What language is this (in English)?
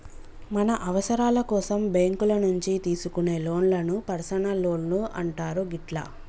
Telugu